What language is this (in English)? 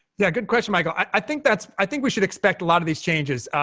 English